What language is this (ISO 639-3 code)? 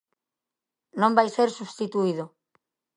glg